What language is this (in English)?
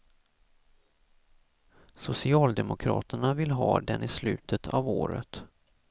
Swedish